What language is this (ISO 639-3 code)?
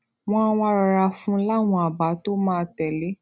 yor